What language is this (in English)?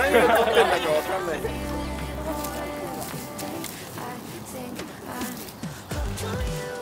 Japanese